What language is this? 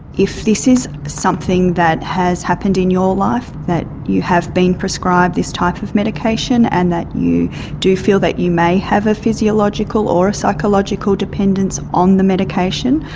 English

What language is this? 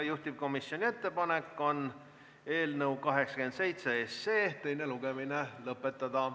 Estonian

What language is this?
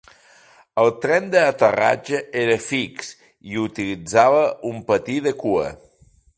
Catalan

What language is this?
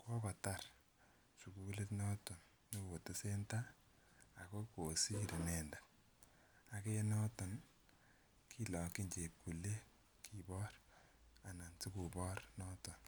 Kalenjin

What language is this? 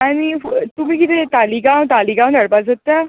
Konkani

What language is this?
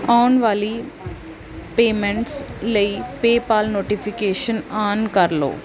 Punjabi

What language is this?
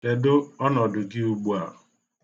Igbo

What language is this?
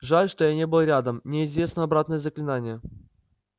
Russian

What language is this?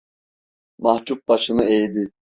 Turkish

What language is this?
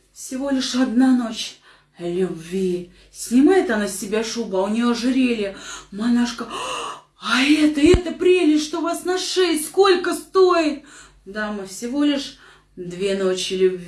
Russian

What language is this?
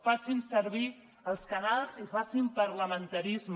Catalan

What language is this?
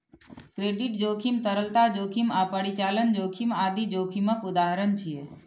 Maithili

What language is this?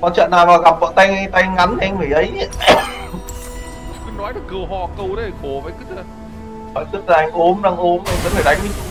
Vietnamese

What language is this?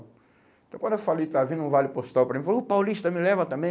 Portuguese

